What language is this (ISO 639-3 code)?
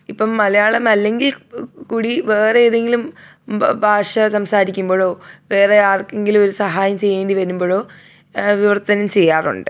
mal